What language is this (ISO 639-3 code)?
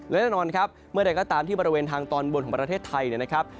tha